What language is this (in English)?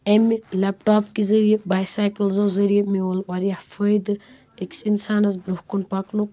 Kashmiri